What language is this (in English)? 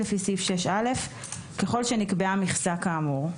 Hebrew